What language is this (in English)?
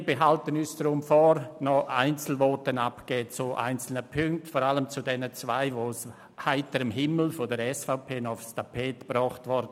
Swiss German